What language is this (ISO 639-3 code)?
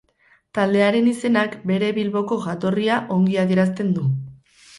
eus